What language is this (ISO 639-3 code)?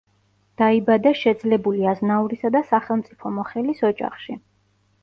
kat